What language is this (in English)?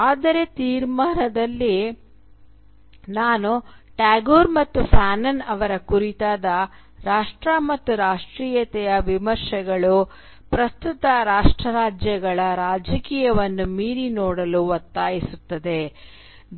Kannada